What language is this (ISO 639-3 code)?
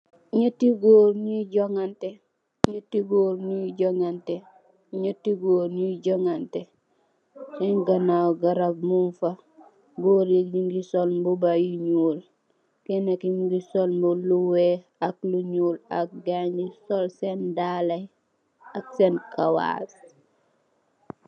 wol